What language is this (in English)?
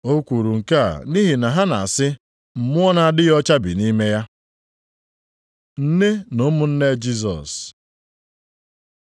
Igbo